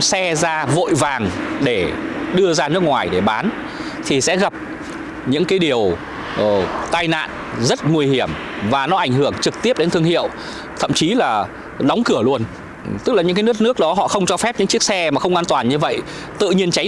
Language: Vietnamese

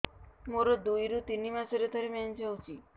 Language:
Odia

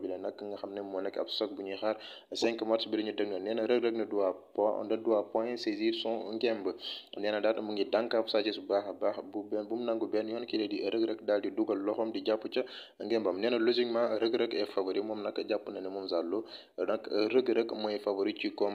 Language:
French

